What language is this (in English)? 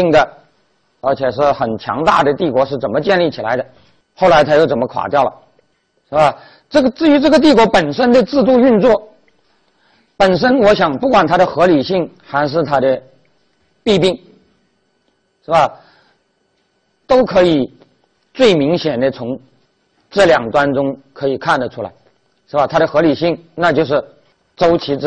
Chinese